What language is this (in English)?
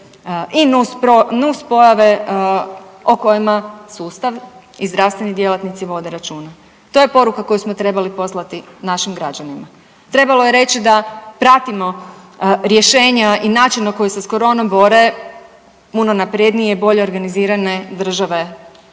Croatian